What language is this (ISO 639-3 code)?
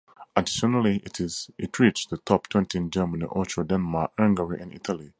eng